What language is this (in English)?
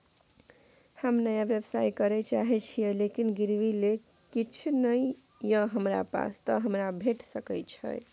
Maithili